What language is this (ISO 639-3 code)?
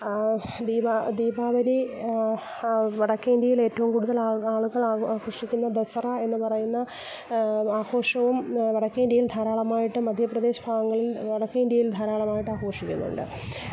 mal